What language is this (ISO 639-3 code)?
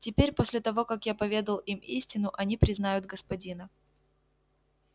rus